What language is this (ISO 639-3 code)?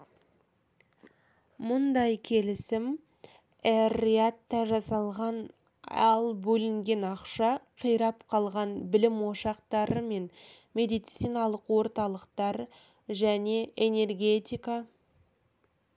kaz